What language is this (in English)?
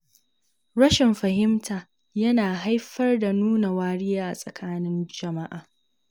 Hausa